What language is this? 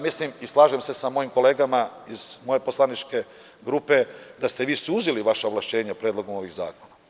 Serbian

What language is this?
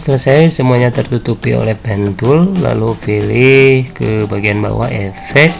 Indonesian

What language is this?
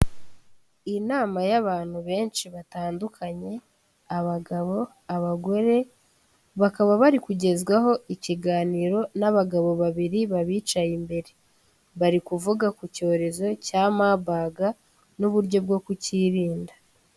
Kinyarwanda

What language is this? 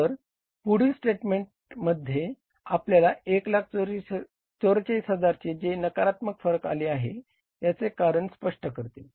Marathi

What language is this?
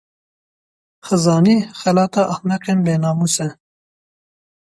Kurdish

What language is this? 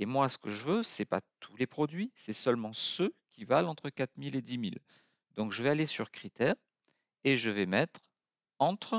French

